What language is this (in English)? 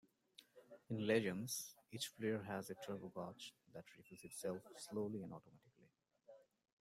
English